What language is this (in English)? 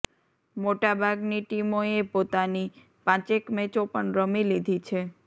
Gujarati